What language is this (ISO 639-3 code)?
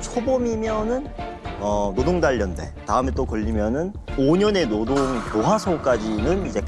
kor